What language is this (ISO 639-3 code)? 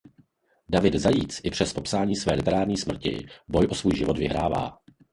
ces